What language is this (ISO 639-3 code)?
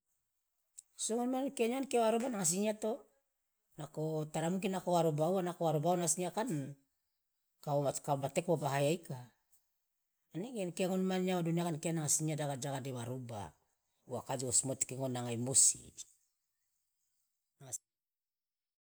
loa